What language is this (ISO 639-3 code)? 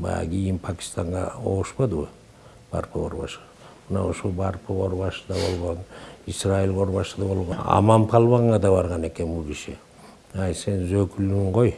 tur